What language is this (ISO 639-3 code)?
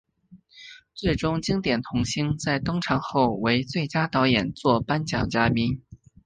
zho